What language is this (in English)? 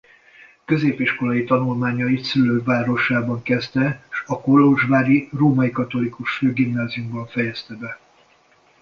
Hungarian